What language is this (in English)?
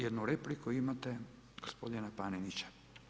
Croatian